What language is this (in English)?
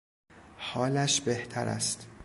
Persian